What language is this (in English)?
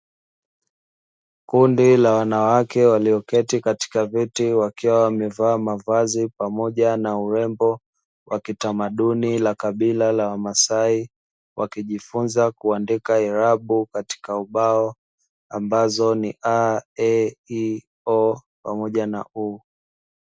Swahili